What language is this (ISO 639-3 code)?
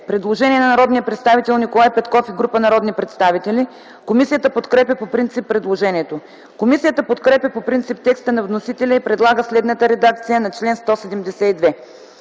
bul